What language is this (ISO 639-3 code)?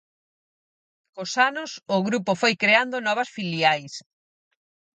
glg